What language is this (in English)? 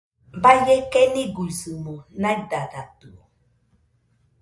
Nüpode Huitoto